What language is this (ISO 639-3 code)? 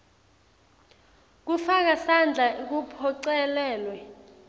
ssw